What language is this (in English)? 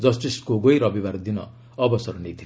Odia